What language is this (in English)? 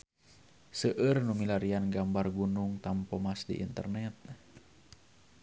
Sundanese